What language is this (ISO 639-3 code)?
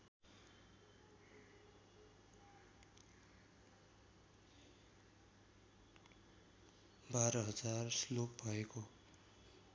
nep